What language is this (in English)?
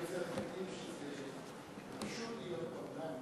Hebrew